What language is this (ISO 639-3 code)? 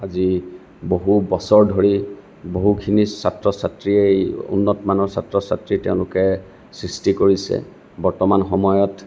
asm